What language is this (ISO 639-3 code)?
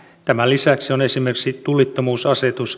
fin